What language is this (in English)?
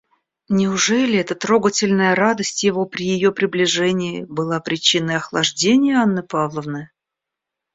Russian